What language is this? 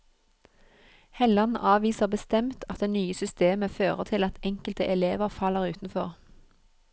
Norwegian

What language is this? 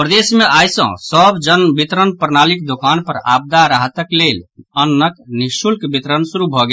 Maithili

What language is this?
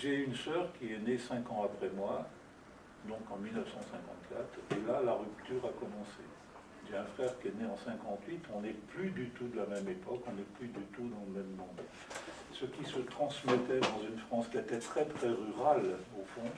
French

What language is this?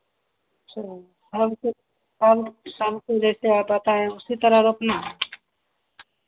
Hindi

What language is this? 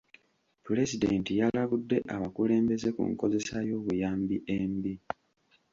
Ganda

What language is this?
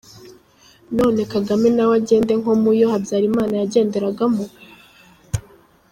Kinyarwanda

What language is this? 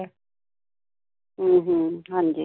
Punjabi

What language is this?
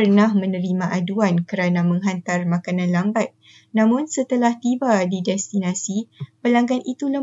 Malay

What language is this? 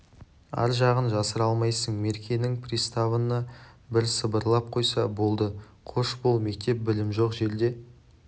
Kazakh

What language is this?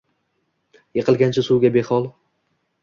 Uzbek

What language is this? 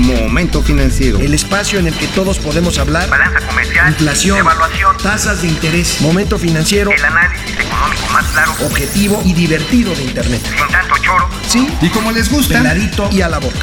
Spanish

